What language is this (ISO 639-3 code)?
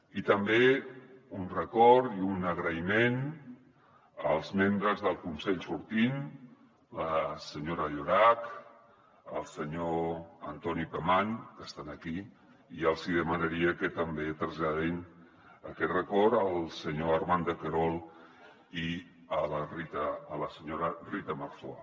cat